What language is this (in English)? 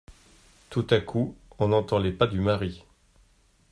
French